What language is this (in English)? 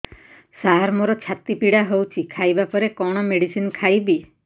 Odia